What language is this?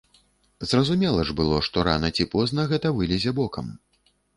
Belarusian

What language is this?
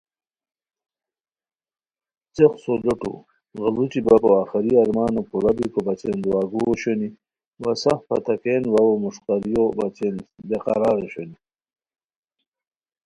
Khowar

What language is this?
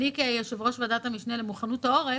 Hebrew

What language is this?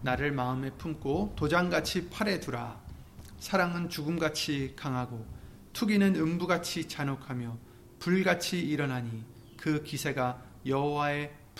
Korean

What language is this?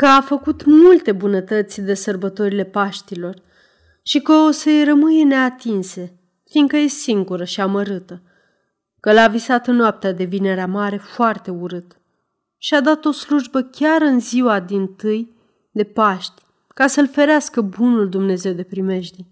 Romanian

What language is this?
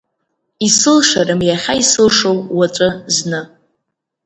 Abkhazian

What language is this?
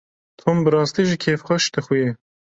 Kurdish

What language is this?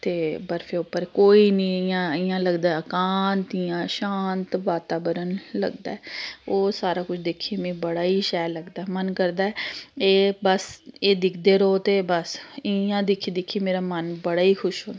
Dogri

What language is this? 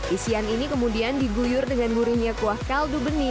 Indonesian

